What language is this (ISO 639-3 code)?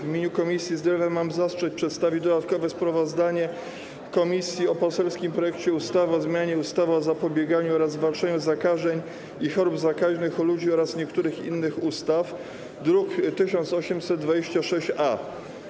pol